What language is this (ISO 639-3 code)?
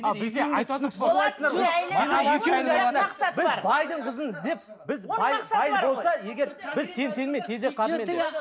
kaz